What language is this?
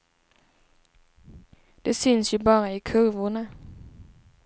Swedish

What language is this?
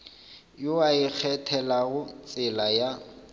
Northern Sotho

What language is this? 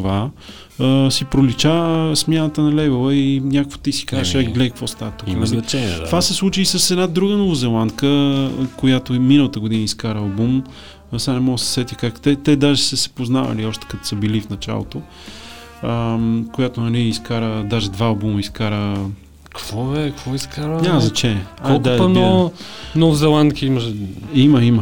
Bulgarian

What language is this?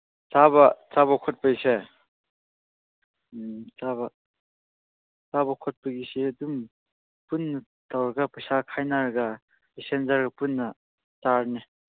Manipuri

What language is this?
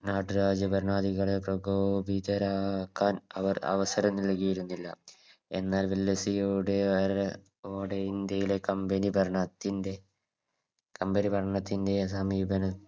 Malayalam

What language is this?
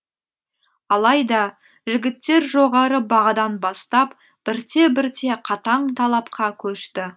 Kazakh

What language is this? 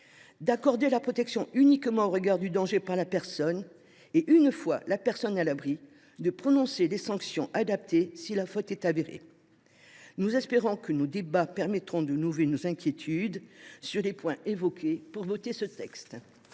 French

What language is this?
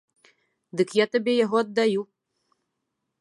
Belarusian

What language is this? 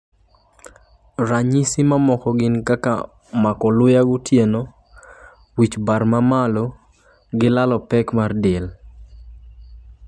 Luo (Kenya and Tanzania)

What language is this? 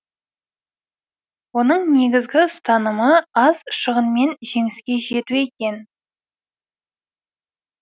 Kazakh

